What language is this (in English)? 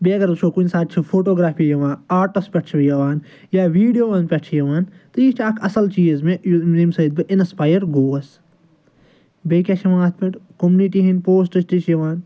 Kashmiri